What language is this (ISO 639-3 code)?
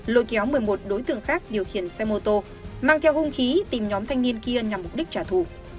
vie